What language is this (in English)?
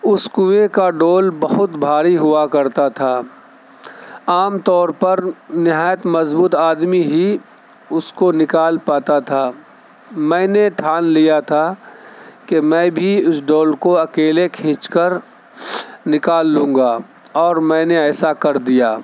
Urdu